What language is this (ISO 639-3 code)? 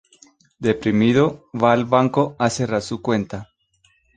spa